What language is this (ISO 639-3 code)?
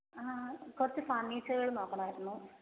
mal